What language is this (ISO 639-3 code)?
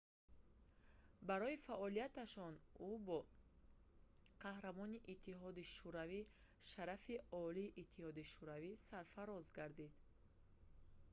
tgk